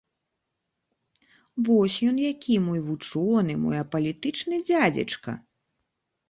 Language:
Belarusian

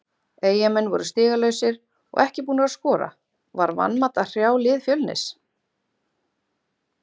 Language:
Icelandic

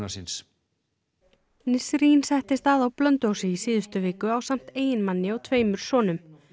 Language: Icelandic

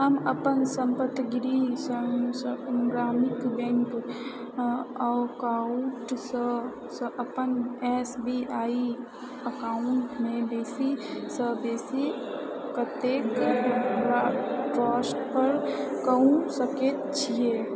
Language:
Maithili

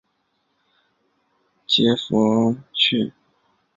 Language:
Chinese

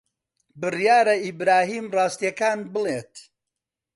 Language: Central Kurdish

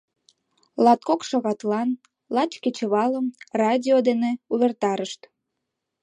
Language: Mari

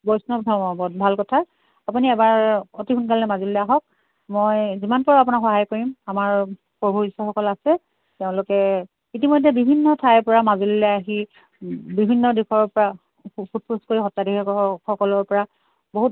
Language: Assamese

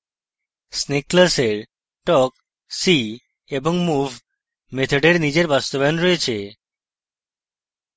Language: Bangla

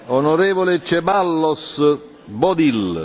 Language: Italian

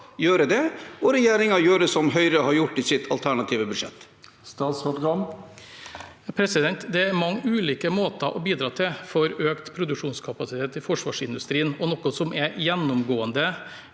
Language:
Norwegian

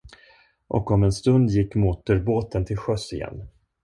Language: Swedish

